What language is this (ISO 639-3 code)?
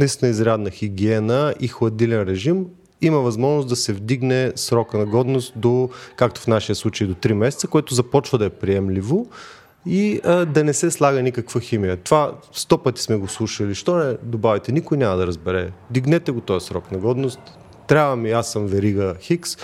bul